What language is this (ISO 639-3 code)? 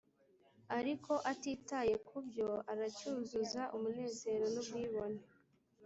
kin